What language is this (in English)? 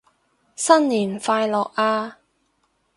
Cantonese